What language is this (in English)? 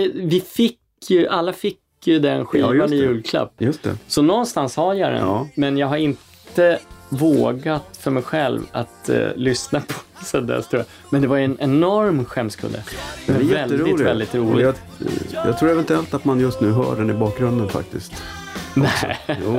Swedish